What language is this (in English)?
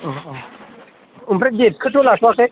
Bodo